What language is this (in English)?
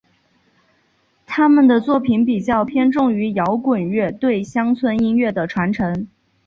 Chinese